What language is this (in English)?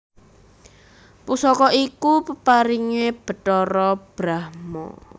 Javanese